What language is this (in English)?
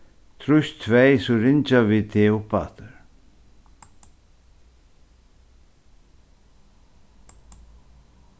Faroese